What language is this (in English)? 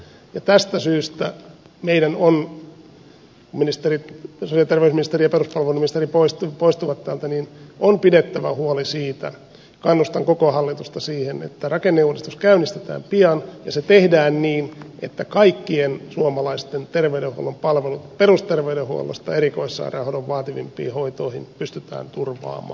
Finnish